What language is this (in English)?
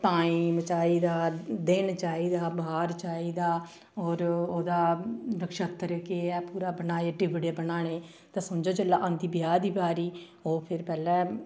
Dogri